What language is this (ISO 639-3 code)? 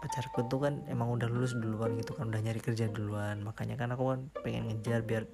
ind